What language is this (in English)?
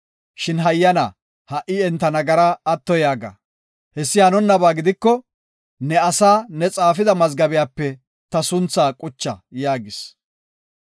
Gofa